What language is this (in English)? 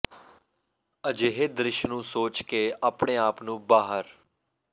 Punjabi